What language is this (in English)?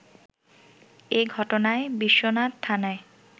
Bangla